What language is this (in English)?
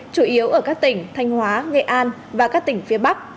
Vietnamese